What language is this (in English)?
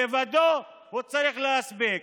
Hebrew